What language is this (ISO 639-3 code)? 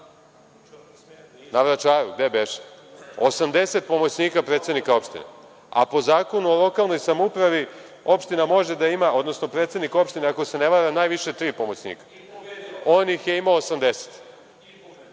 srp